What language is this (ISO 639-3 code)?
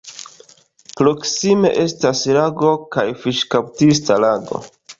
epo